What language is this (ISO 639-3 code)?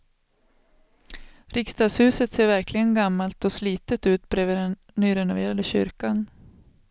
swe